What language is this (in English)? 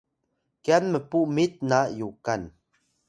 Atayal